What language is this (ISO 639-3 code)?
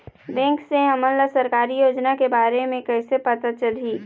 hne